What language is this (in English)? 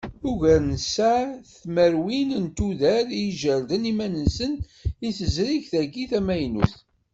Kabyle